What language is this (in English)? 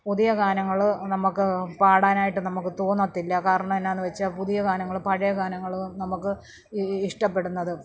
Malayalam